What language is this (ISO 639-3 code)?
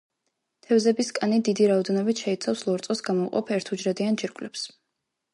kat